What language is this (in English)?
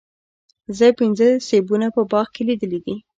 Pashto